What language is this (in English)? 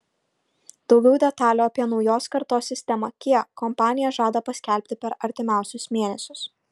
Lithuanian